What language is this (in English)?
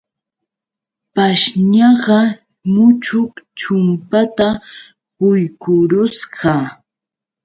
Yauyos Quechua